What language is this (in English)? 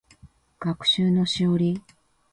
Japanese